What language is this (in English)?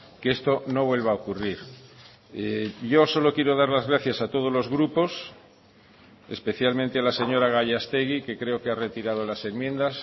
Spanish